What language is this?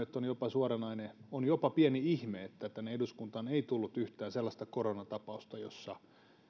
Finnish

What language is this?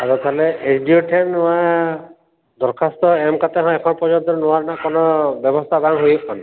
Santali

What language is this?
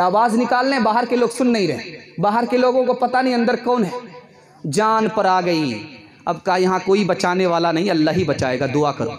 Hindi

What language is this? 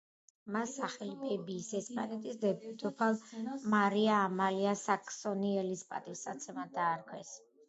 Georgian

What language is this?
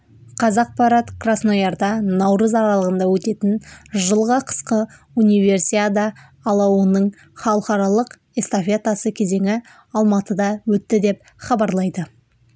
Kazakh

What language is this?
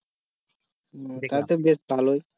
Bangla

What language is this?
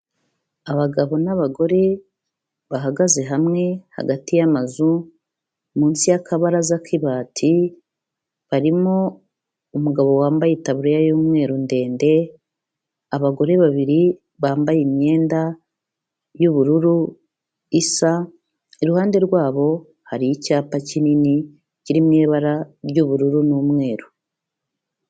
Kinyarwanda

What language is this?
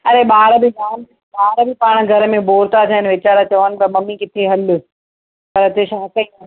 Sindhi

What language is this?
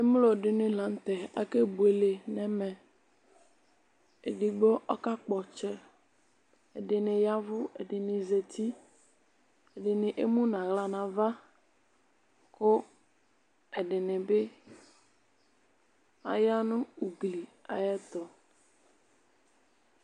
Ikposo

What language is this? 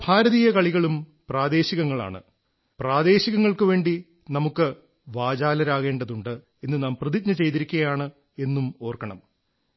Malayalam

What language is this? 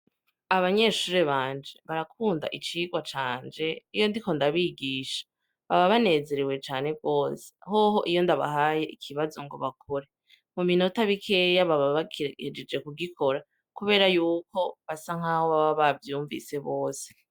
Rundi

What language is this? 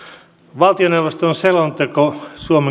Finnish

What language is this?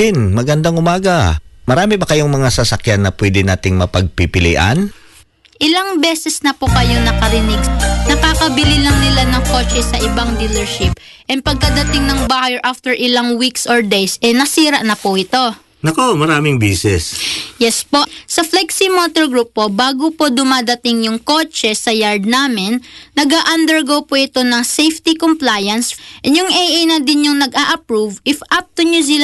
Filipino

